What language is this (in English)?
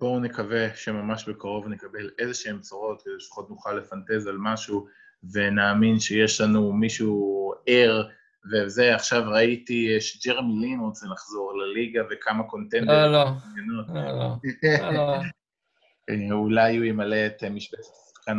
Hebrew